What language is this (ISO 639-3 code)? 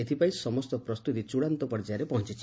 ori